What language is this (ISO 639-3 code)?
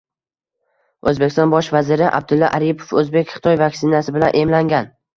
uzb